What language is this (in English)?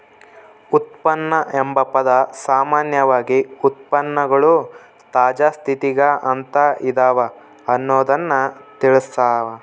Kannada